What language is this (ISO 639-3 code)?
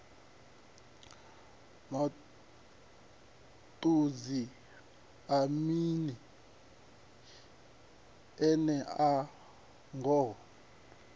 ven